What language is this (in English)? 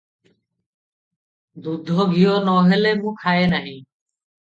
Odia